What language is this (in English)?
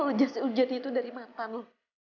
Indonesian